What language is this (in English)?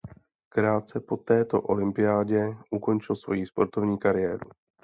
Czech